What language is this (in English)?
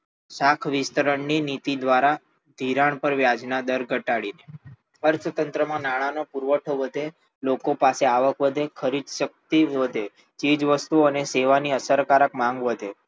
Gujarati